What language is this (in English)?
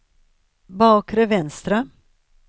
Swedish